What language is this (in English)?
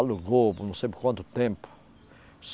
Portuguese